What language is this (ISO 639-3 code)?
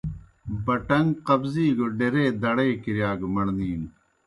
plk